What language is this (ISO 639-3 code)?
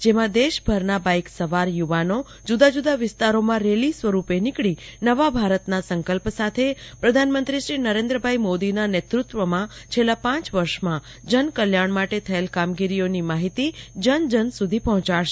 guj